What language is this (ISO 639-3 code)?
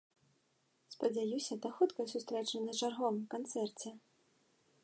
bel